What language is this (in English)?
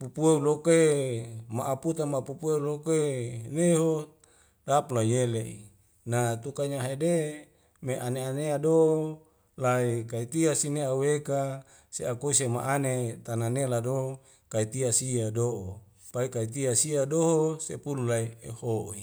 Wemale